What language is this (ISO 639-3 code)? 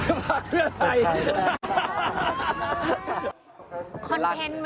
tha